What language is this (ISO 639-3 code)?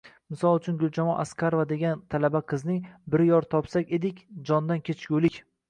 uzb